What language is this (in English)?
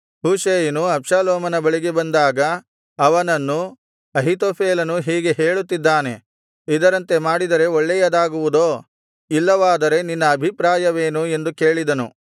Kannada